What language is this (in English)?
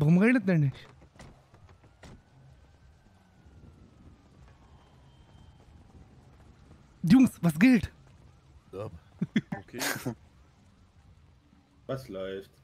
German